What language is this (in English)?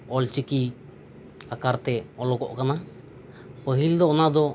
Santali